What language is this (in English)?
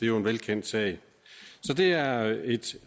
Danish